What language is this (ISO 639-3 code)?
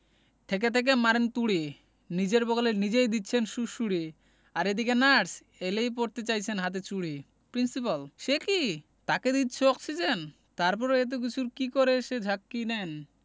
ben